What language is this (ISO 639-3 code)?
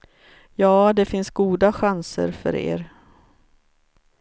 swe